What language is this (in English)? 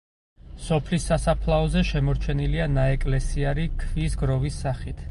Georgian